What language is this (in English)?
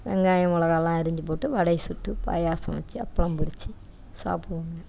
Tamil